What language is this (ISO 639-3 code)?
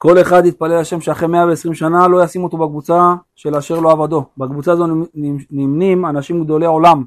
heb